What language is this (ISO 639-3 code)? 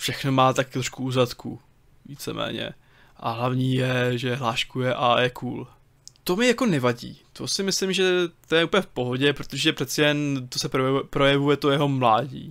ces